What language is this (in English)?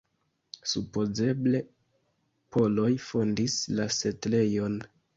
Esperanto